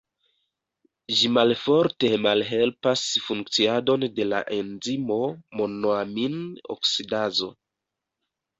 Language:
Esperanto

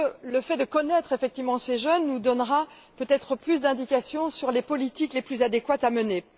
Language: French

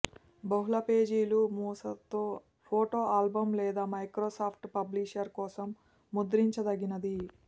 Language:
Telugu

